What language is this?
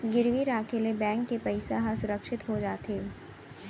Chhattisgarhi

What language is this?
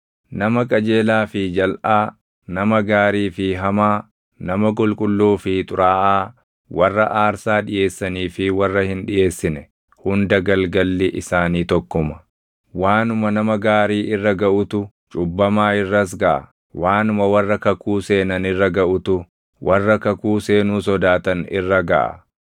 Oromo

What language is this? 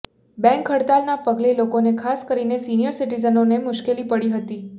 Gujarati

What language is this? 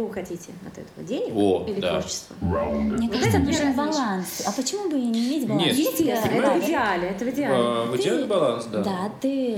Russian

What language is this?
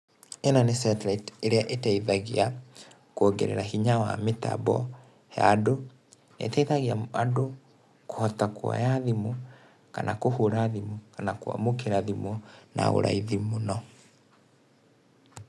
Kikuyu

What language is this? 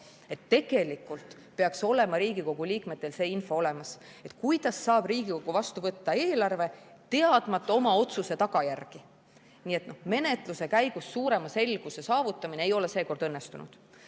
Estonian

